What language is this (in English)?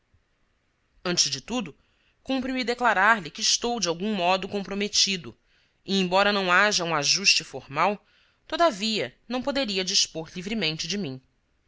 Portuguese